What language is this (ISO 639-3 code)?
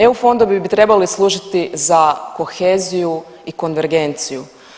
hrv